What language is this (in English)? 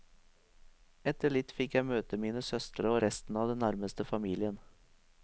Norwegian